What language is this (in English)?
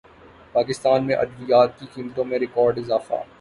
Urdu